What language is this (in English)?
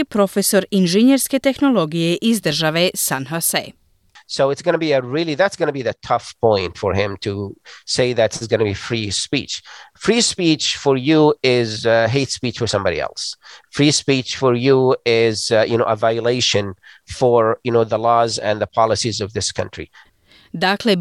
Croatian